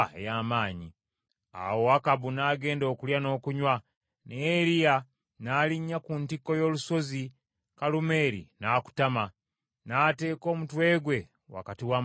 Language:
Ganda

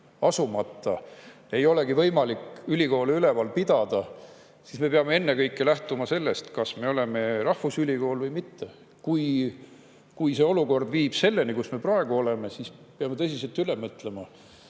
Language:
Estonian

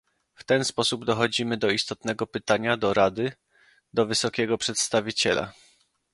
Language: Polish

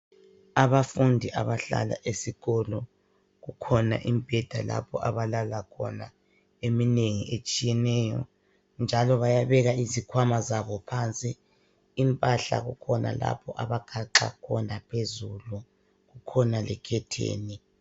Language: North Ndebele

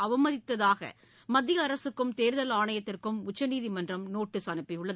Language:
Tamil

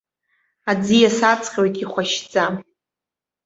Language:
Abkhazian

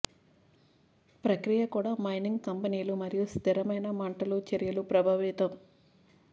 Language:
Telugu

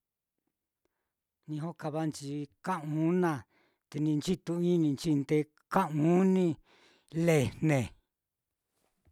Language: Mitlatongo Mixtec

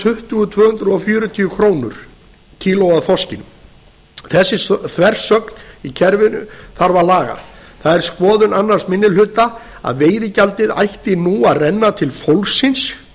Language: Icelandic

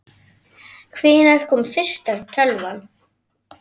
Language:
Icelandic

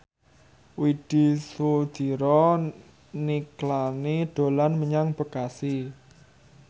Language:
Javanese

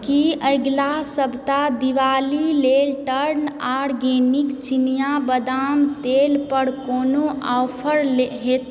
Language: Maithili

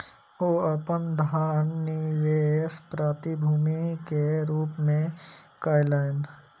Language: Maithili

